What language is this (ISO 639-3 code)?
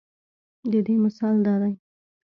pus